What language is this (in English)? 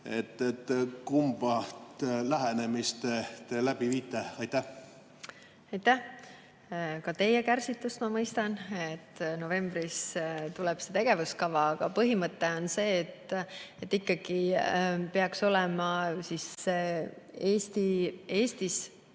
Estonian